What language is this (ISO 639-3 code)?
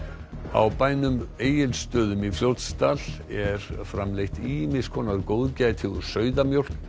isl